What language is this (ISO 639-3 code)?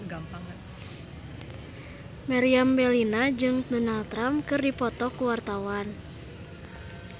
sun